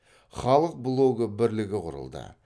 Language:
Kazakh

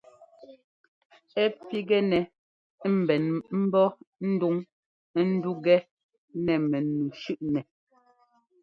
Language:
Ngomba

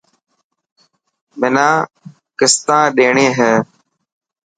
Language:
Dhatki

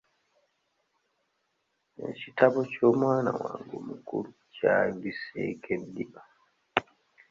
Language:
Ganda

